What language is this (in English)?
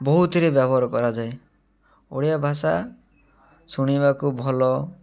Odia